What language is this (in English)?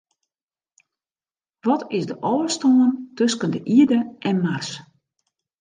Western Frisian